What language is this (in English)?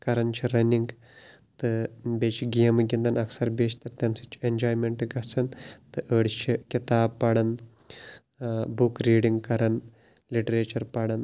Kashmiri